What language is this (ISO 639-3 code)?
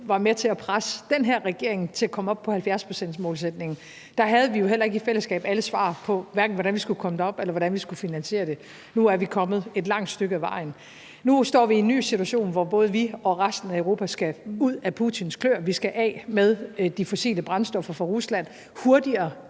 dan